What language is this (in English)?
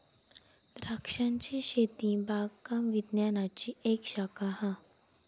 Marathi